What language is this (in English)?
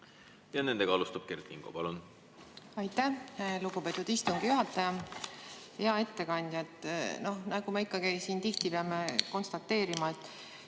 Estonian